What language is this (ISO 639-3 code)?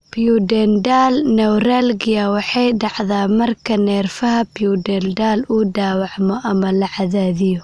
som